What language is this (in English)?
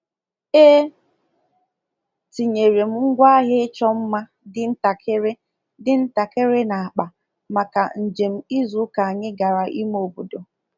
Igbo